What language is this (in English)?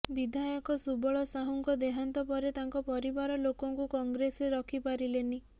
Odia